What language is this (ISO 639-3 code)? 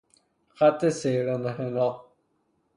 fas